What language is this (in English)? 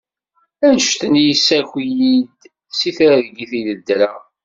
Kabyle